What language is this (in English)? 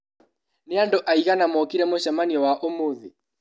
Kikuyu